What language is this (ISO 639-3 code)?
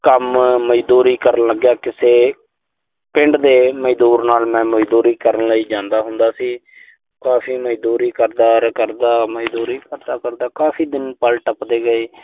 pan